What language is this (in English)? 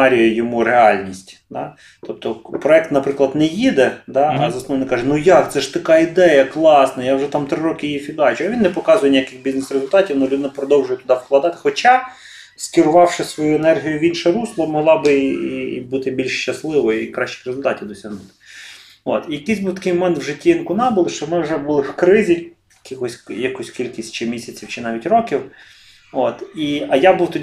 Ukrainian